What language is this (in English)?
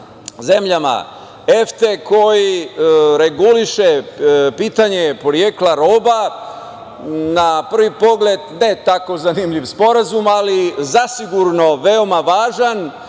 Serbian